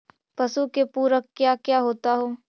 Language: Magahi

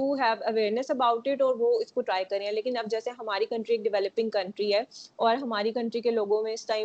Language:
Urdu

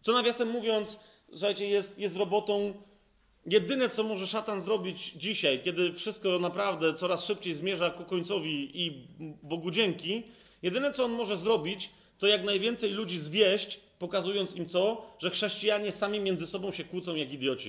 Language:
Polish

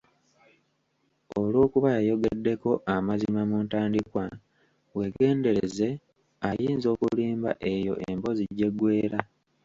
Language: Ganda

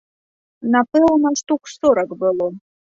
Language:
Belarusian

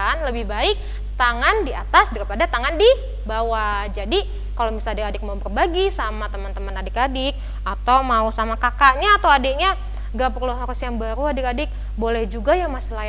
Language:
Indonesian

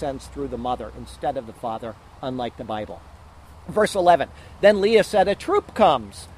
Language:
English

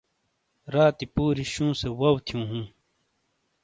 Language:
Shina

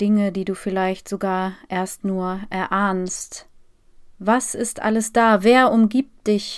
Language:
German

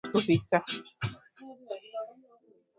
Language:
Swahili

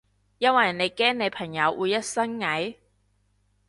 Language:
Cantonese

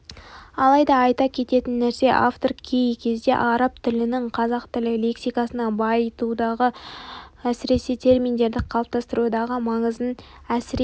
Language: Kazakh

